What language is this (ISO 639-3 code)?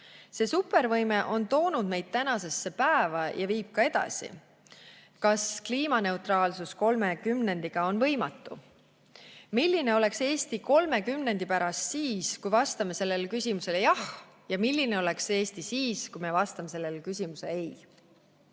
est